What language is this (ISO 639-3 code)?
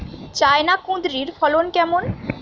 ben